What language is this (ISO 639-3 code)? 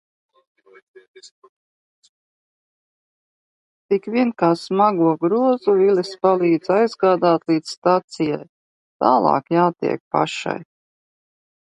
lav